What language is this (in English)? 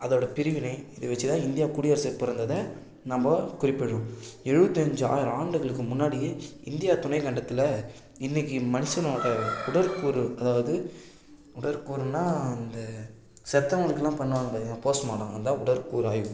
Tamil